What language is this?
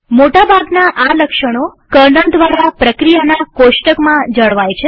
Gujarati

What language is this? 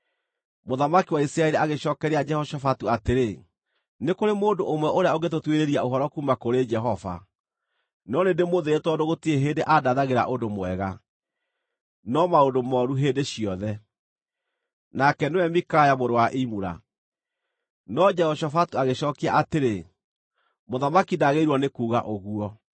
Kikuyu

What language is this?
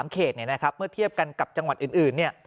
Thai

